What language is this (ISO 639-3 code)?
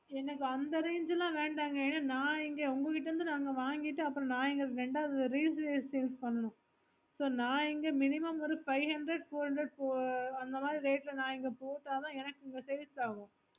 tam